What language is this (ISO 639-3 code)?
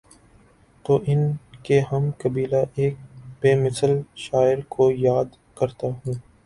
urd